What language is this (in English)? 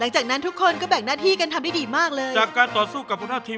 Thai